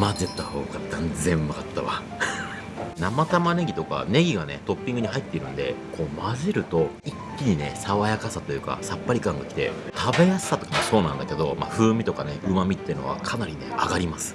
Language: Japanese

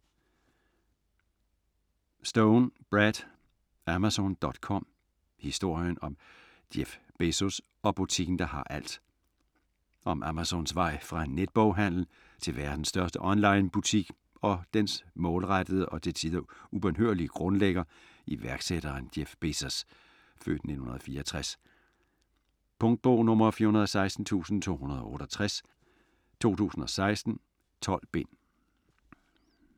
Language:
Danish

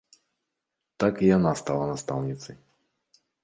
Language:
Belarusian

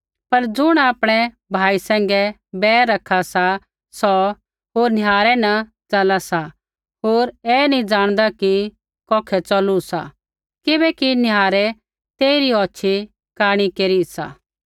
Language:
Kullu Pahari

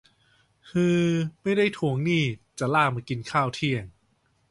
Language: Thai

